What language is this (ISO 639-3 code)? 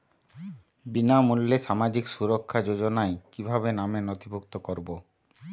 ben